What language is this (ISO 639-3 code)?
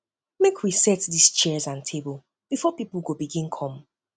pcm